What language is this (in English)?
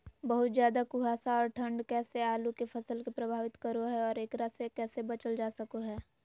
Magahi